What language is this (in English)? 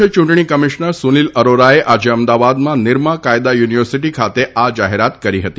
Gujarati